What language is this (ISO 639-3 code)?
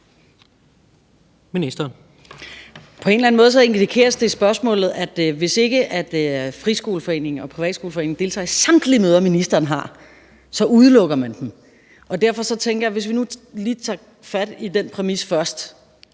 dan